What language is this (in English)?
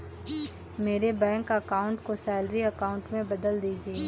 Hindi